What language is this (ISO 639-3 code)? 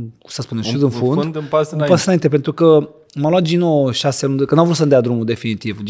ron